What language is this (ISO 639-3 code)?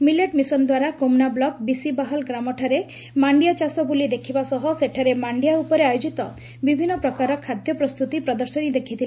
ori